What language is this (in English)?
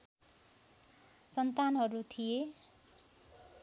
Nepali